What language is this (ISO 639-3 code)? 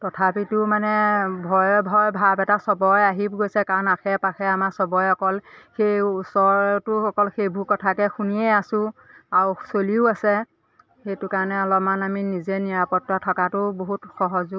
asm